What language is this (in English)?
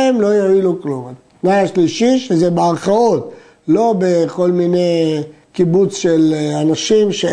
Hebrew